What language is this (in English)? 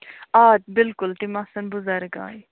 Kashmiri